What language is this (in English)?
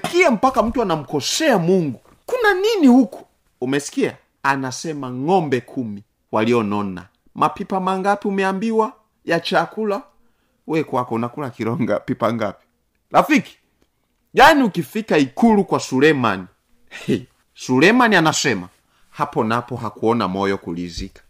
Swahili